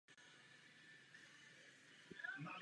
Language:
Czech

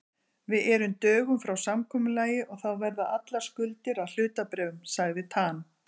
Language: Icelandic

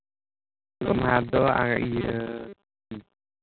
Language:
Santali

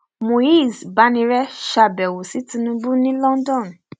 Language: Yoruba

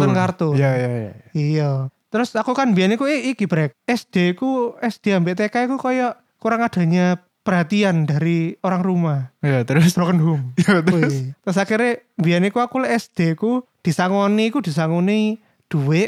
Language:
Indonesian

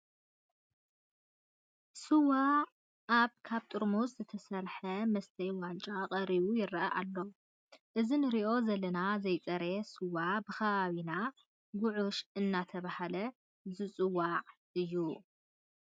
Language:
Tigrinya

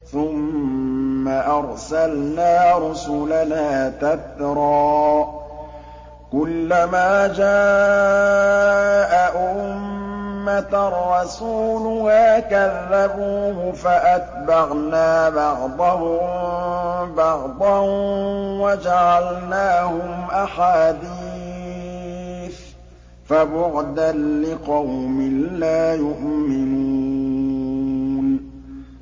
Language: Arabic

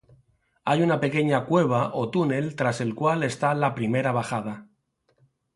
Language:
Spanish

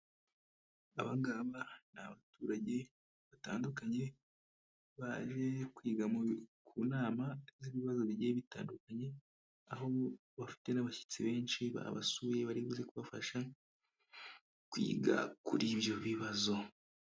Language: Kinyarwanda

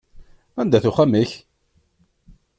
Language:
Kabyle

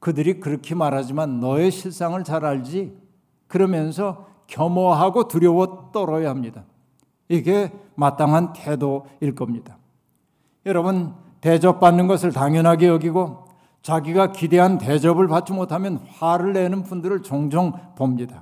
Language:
Korean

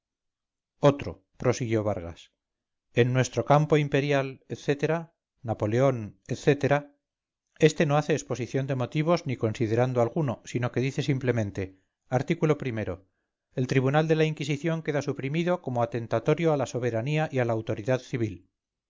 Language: Spanish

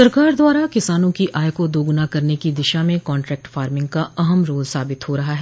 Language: Hindi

